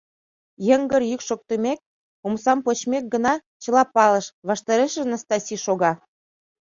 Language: Mari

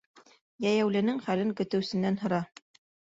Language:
Bashkir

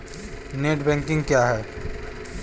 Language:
Hindi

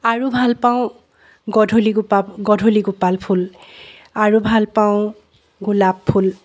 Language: Assamese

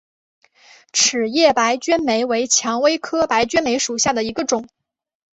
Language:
Chinese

